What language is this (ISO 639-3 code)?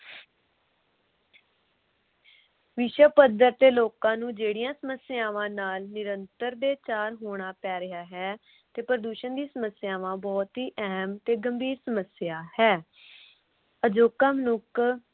pan